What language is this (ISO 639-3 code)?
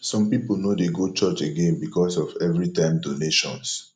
pcm